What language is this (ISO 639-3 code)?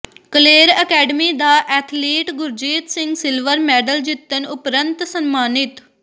pan